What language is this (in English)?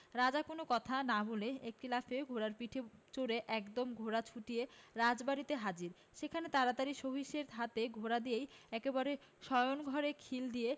Bangla